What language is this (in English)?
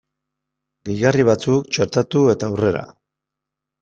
Basque